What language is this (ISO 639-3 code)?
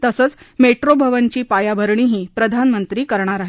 mar